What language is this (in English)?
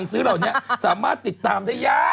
Thai